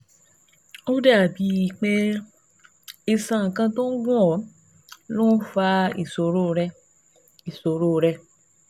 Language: Yoruba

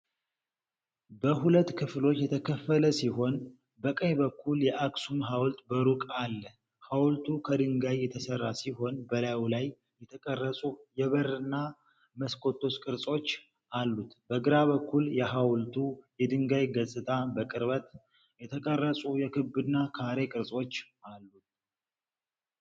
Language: Amharic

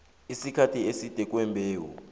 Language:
South Ndebele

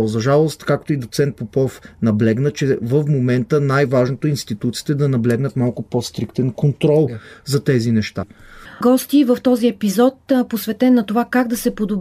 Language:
Bulgarian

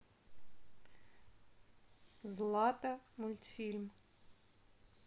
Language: Russian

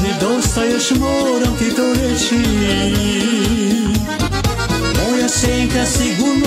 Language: Romanian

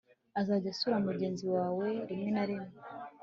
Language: Kinyarwanda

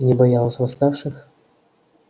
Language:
Russian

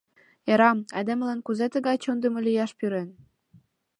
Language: Mari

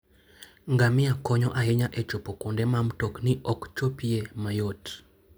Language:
Luo (Kenya and Tanzania)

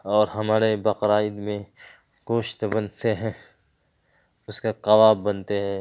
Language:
Urdu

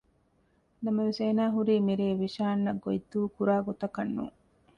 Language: Divehi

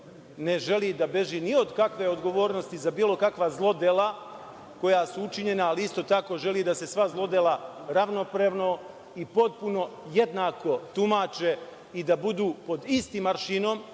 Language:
Serbian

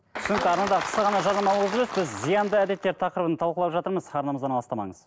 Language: Kazakh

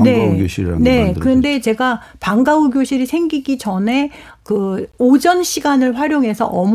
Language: Korean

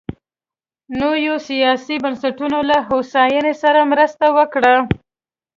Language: Pashto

